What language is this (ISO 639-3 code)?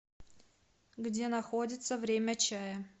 rus